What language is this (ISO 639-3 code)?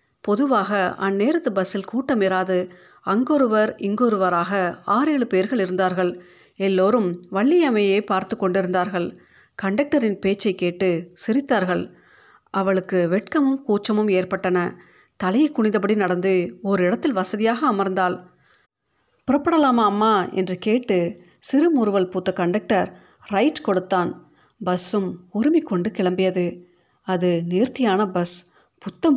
tam